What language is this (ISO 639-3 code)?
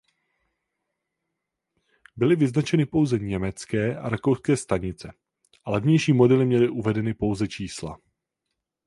ces